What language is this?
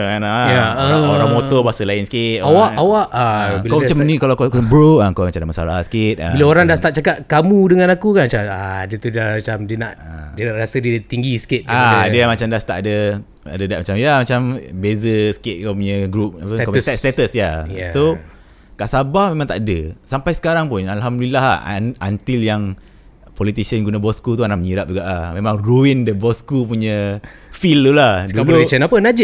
Malay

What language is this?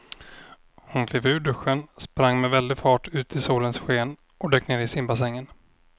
Swedish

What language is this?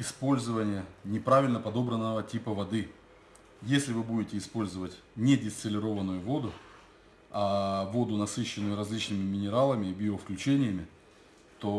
Russian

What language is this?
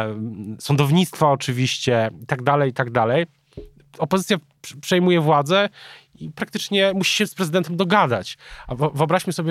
Polish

